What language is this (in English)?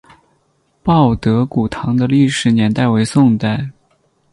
Chinese